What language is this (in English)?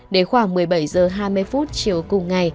Vietnamese